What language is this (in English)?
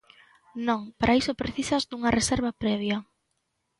Galician